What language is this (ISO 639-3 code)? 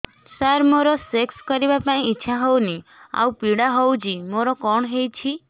ori